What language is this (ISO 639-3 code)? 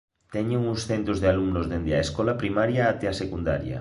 glg